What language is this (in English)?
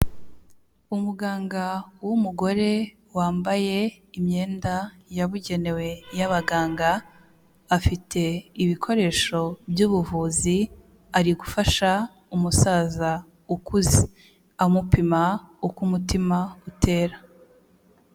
Kinyarwanda